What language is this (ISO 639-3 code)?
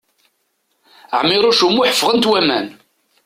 kab